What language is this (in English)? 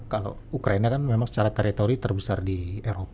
Indonesian